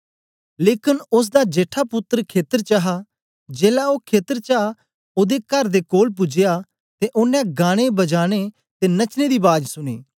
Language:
Dogri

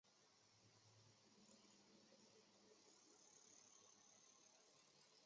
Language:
Chinese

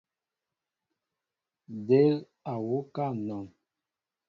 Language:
Mbo (Cameroon)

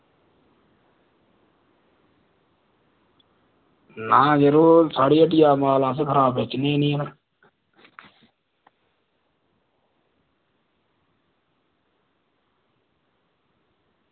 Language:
Dogri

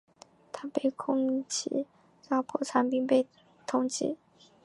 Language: Chinese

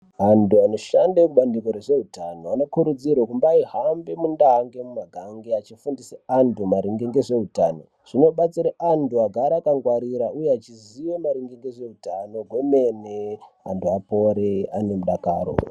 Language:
Ndau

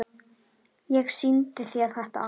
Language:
Icelandic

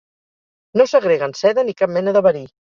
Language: Catalan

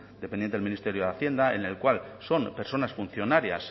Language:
Spanish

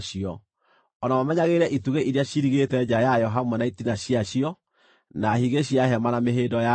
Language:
Kikuyu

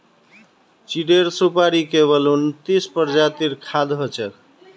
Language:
Magahi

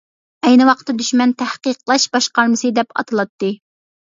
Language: Uyghur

